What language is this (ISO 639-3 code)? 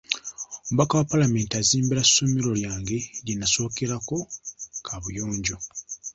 lug